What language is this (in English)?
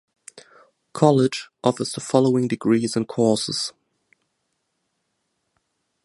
English